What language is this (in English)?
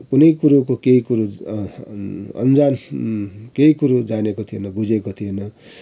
Nepali